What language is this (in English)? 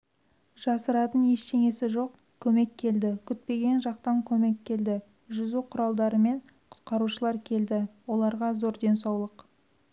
Kazakh